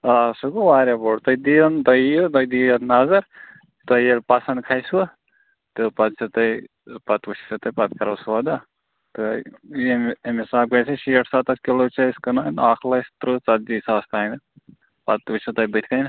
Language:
Kashmiri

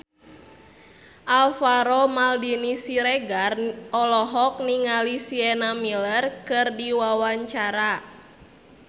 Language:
Sundanese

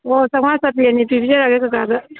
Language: Manipuri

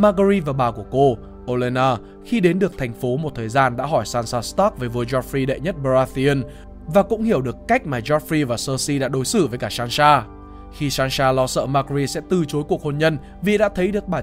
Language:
Vietnamese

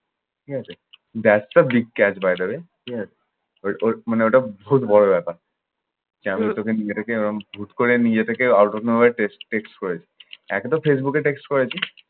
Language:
Bangla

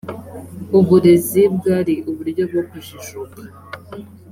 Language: Kinyarwanda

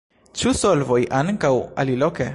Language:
Esperanto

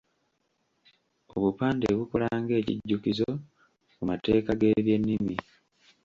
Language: Ganda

